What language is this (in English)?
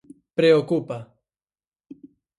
Galician